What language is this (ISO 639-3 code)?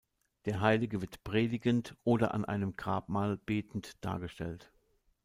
deu